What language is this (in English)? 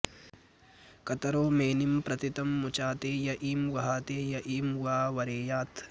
Sanskrit